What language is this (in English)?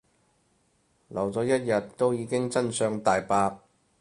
Cantonese